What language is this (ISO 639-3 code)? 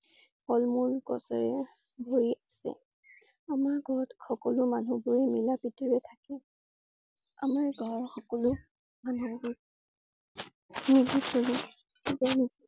asm